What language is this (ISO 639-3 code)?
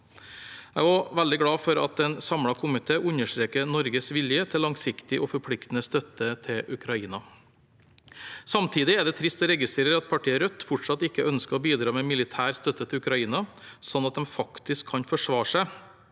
nor